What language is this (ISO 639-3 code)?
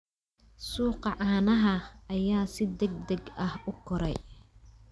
som